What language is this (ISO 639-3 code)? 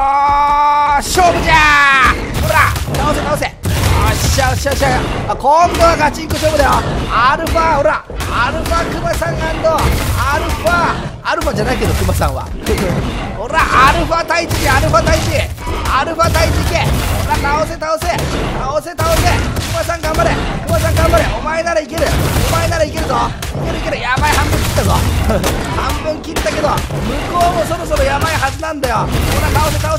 jpn